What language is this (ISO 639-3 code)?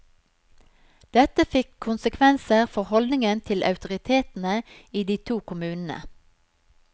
nor